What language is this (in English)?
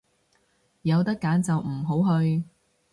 Cantonese